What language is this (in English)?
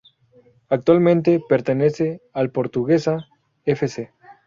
Spanish